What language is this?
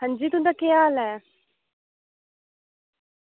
Dogri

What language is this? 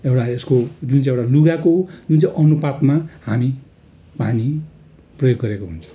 Nepali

